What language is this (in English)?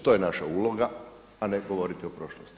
Croatian